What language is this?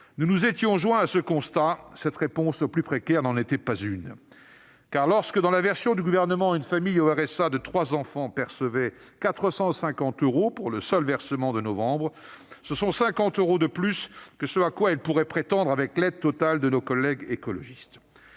French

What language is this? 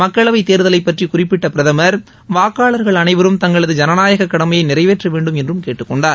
Tamil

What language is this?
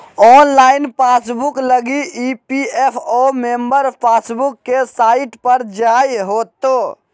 Magahi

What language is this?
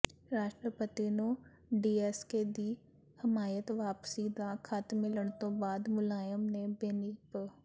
Punjabi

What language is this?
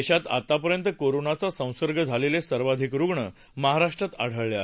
Marathi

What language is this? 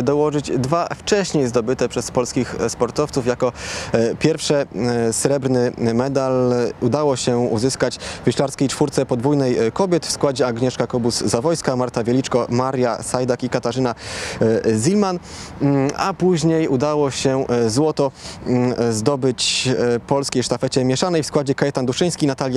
Polish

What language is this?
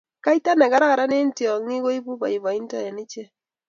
Kalenjin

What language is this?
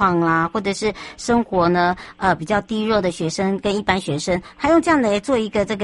Chinese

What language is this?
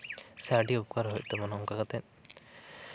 Santali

